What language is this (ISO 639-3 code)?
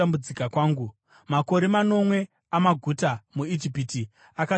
sna